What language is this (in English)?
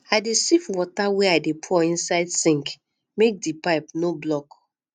Nigerian Pidgin